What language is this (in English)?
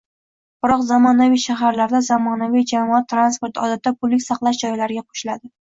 Uzbek